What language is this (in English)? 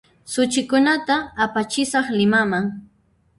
Puno Quechua